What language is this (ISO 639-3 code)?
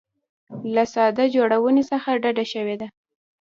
pus